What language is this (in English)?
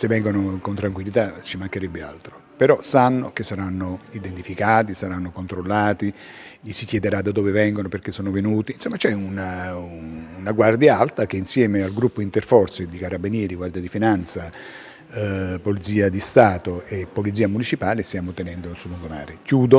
Italian